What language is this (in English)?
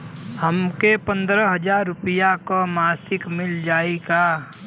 Bhojpuri